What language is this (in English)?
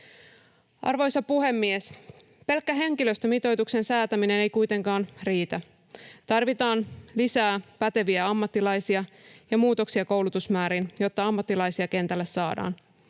Finnish